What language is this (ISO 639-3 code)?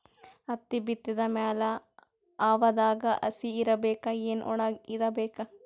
kan